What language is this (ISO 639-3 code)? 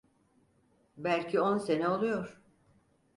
tur